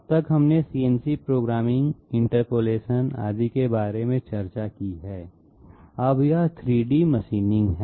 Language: Hindi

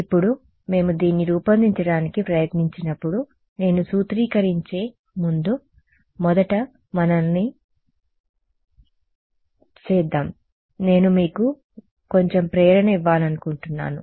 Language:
Telugu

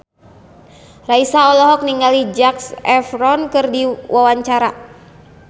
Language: Sundanese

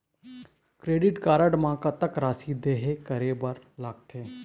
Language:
Chhattisgarhi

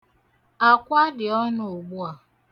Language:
Igbo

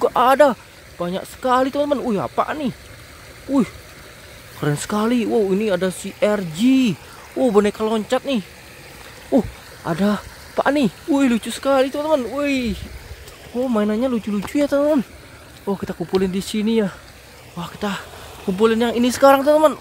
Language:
Indonesian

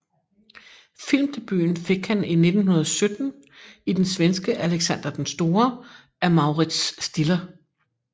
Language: Danish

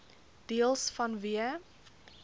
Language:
Afrikaans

